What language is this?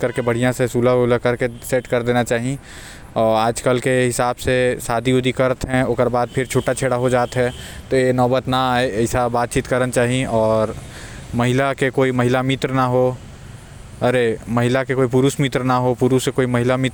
Korwa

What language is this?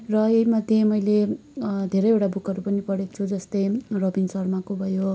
Nepali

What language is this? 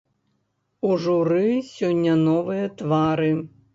Belarusian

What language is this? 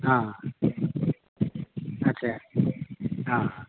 Assamese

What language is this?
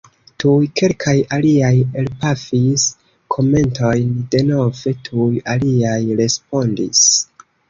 Esperanto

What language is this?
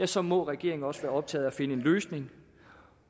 Danish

